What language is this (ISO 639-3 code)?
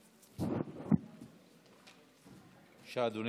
heb